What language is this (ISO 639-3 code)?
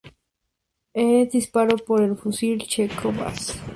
spa